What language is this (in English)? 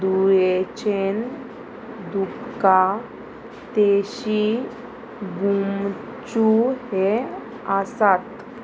Konkani